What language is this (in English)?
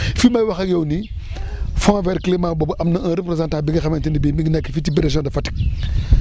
Wolof